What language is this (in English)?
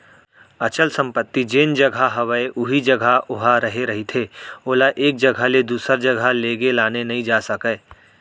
Chhattisgarhi